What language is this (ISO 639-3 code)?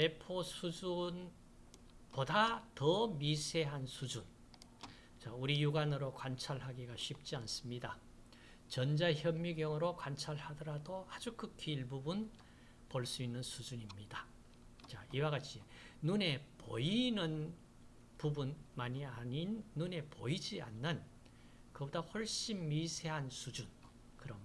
kor